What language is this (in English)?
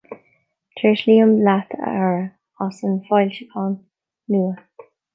Irish